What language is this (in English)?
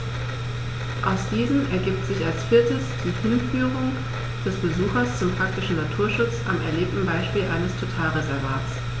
German